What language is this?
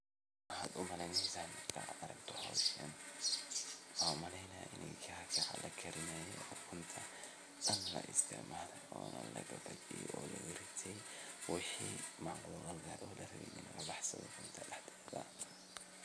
Somali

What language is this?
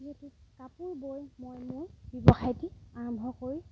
Assamese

